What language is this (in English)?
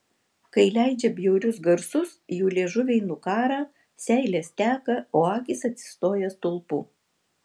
Lithuanian